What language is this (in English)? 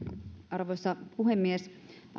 Finnish